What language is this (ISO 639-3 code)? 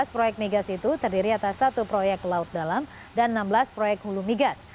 ind